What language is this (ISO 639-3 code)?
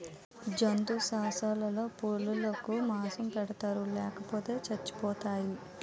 tel